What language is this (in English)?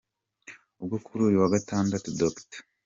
Kinyarwanda